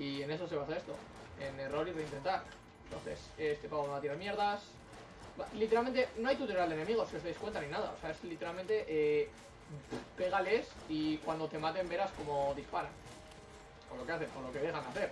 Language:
Spanish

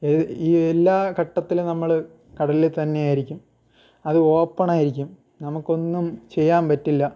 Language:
Malayalam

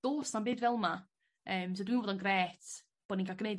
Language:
Welsh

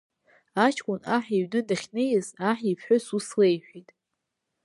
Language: Abkhazian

